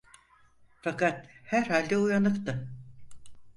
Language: Turkish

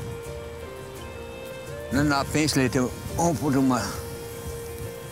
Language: Arabic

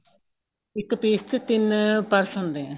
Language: Punjabi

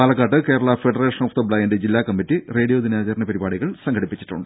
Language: Malayalam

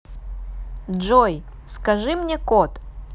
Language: Russian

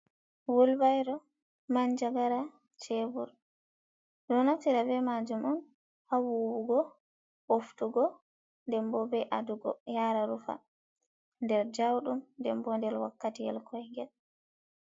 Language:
Fula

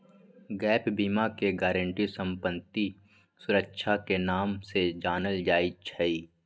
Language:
Magahi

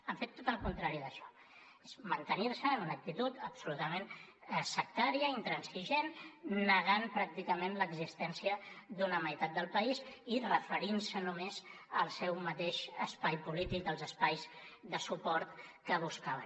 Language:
Catalan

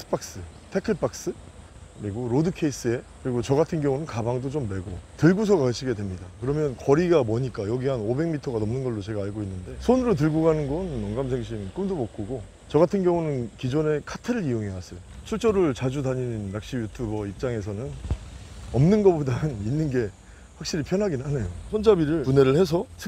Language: Korean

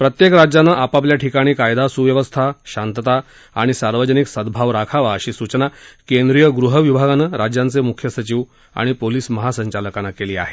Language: Marathi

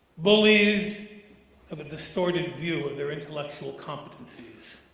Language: English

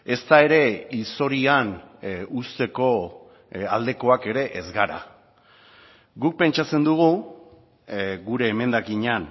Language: Basque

